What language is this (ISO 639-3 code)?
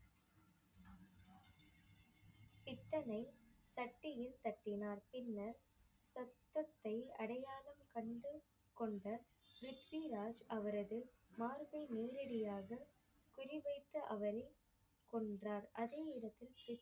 tam